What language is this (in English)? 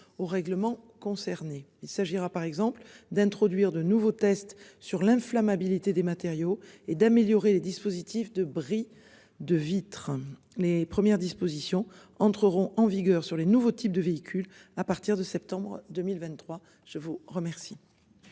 French